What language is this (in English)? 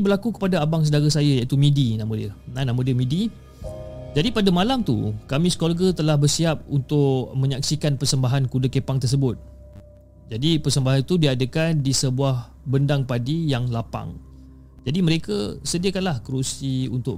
Malay